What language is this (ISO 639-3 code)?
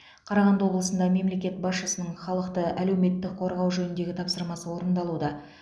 kaz